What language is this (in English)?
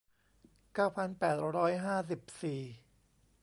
Thai